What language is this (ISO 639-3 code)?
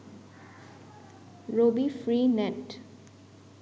ben